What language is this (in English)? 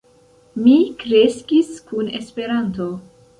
Esperanto